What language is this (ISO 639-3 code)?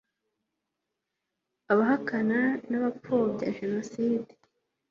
kin